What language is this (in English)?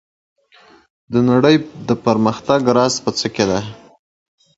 English